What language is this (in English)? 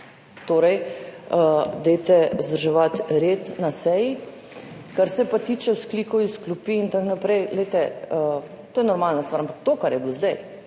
Slovenian